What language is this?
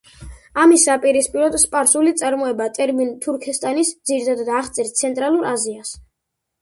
Georgian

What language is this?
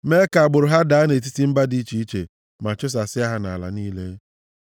Igbo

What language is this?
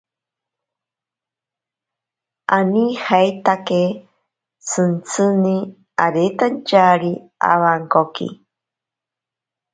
Ashéninka Perené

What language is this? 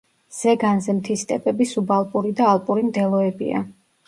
Georgian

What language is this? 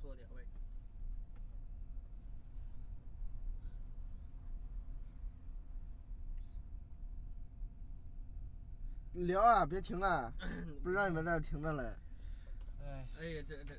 Chinese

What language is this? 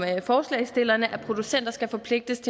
Danish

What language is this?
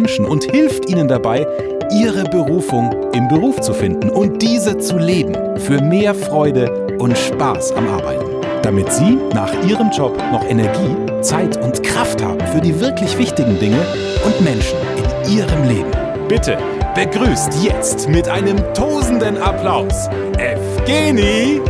German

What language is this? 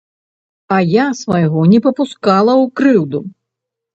Belarusian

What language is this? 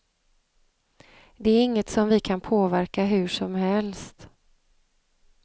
Swedish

